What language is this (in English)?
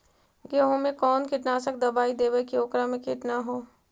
Magahi